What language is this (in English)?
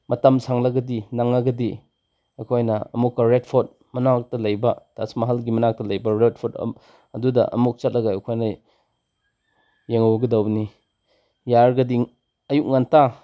Manipuri